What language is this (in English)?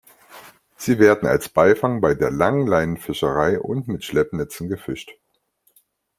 German